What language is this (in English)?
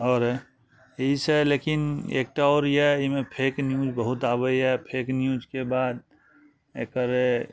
Maithili